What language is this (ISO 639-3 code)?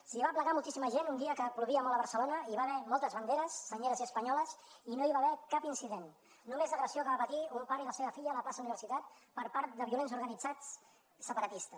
cat